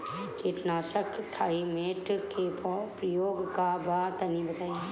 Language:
Bhojpuri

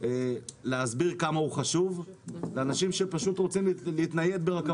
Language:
Hebrew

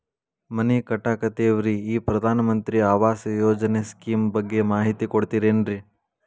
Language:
Kannada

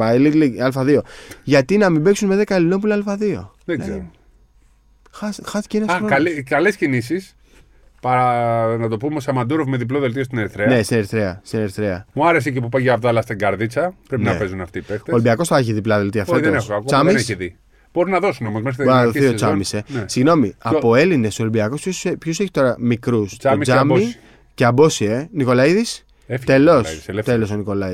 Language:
Greek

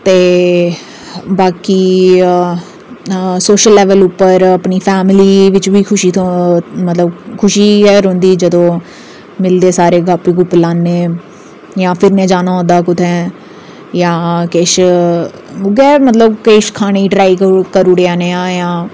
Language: Dogri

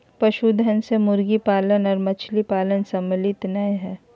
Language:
Magahi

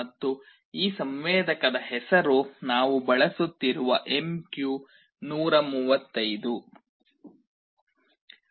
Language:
Kannada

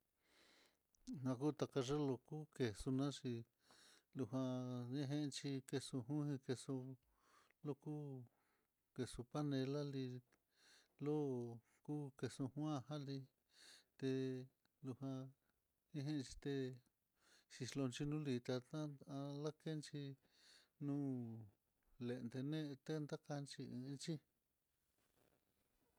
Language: Mitlatongo Mixtec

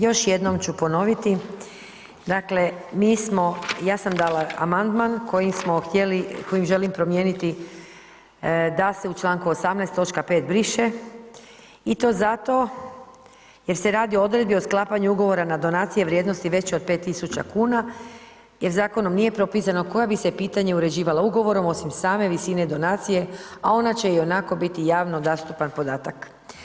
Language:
Croatian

